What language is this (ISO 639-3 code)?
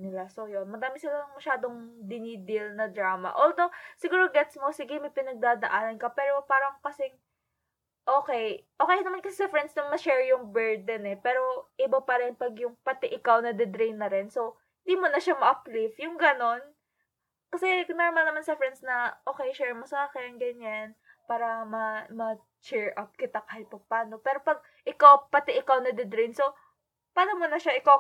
fil